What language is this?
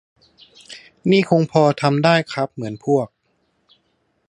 Thai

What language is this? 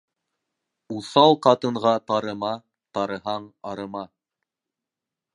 Bashkir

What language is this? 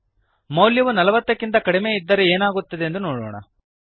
Kannada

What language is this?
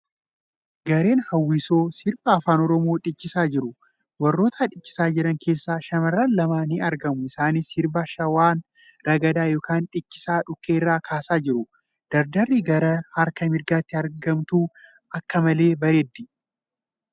Oromo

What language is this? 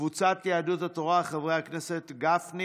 Hebrew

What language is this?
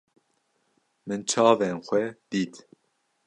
Kurdish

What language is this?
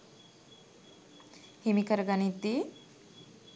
Sinhala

